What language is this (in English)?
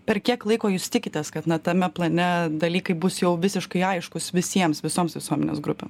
Lithuanian